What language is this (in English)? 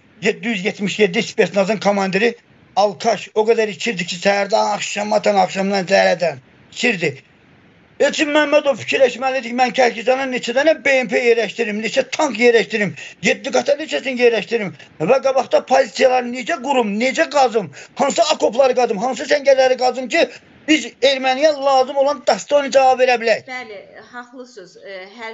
Turkish